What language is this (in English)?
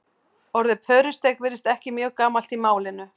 Icelandic